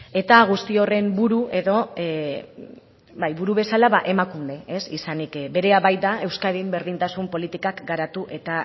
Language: Basque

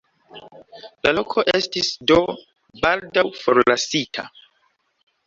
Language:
Esperanto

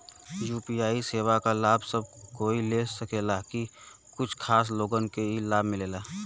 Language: Bhojpuri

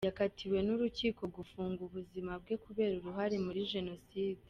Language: Kinyarwanda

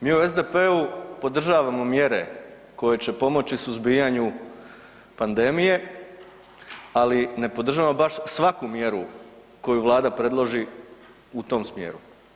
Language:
Croatian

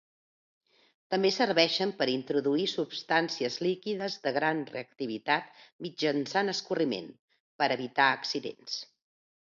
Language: Catalan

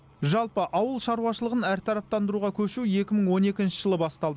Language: Kazakh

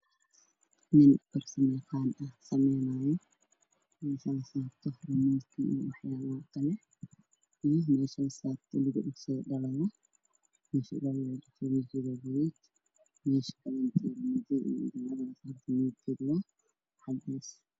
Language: Somali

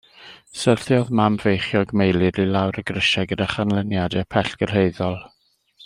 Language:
Welsh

